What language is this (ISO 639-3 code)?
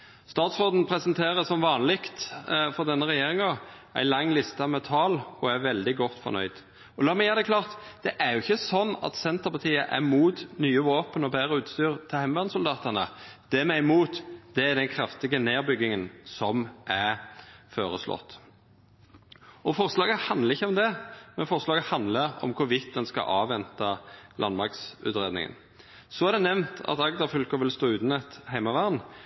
nno